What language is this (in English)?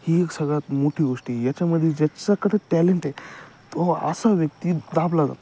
Marathi